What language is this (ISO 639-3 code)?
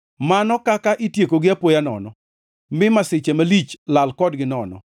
luo